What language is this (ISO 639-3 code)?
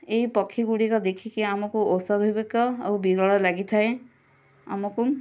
ori